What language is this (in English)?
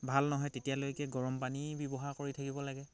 Assamese